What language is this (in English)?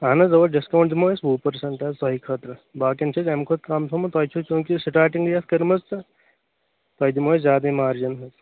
Kashmiri